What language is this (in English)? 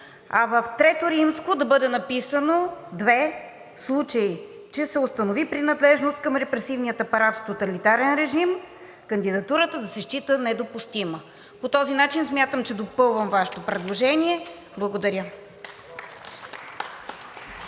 Bulgarian